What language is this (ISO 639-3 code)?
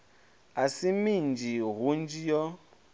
ven